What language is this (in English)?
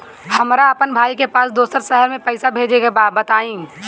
Bhojpuri